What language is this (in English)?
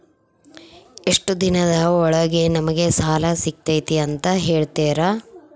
Kannada